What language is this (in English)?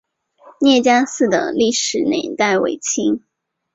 Chinese